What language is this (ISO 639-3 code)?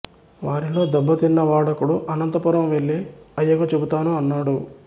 tel